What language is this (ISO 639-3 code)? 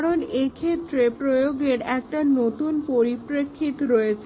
ben